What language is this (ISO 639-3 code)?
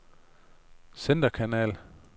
dan